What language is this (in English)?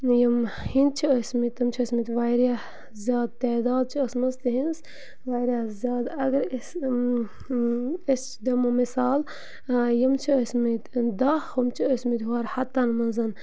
Kashmiri